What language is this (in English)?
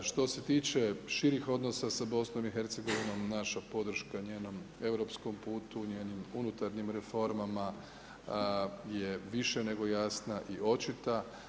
Croatian